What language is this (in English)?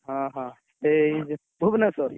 Odia